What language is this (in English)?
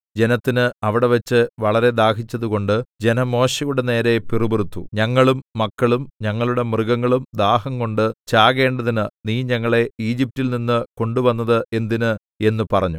Malayalam